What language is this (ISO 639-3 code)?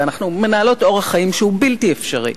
heb